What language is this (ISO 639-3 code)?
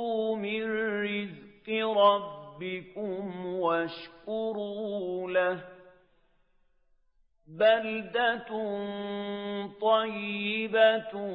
ara